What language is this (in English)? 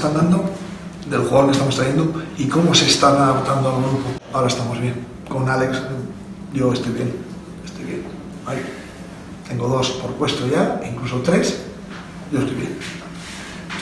Spanish